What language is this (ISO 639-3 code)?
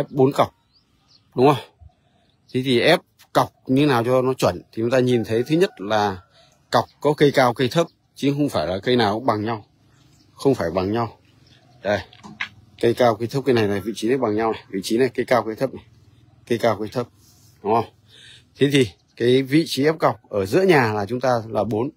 vie